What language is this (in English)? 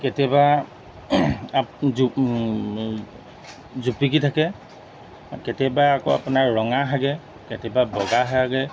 Assamese